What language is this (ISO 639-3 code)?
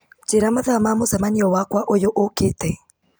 kik